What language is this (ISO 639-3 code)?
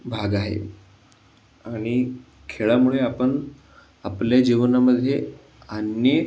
mar